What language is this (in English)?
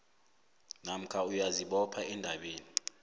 South Ndebele